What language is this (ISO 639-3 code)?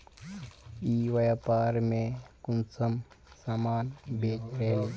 mag